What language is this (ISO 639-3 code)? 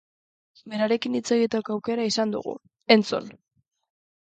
eus